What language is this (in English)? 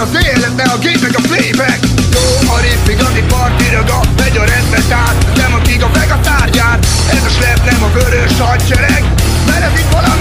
Hungarian